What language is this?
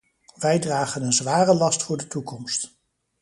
Dutch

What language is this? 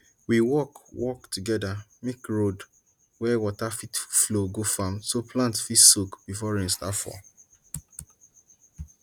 Nigerian Pidgin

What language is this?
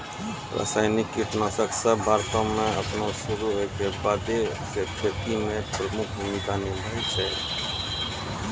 Maithili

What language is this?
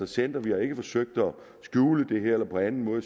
Danish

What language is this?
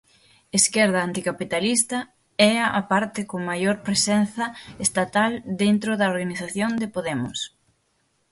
Galician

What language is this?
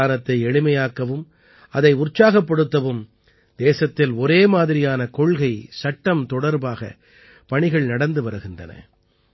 Tamil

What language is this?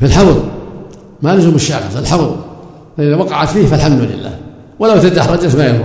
Arabic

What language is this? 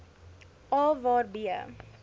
Afrikaans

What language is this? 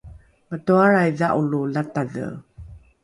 Rukai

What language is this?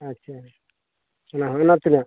Santali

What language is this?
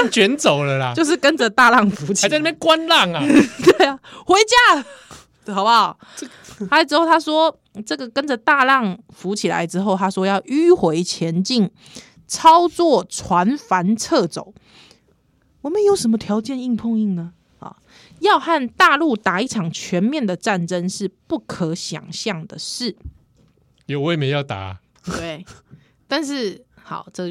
Chinese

